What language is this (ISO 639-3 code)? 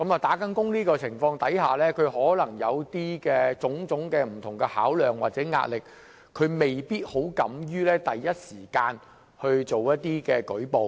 yue